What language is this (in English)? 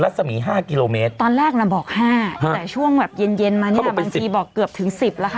Thai